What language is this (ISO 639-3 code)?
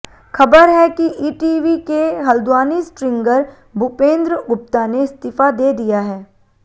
hin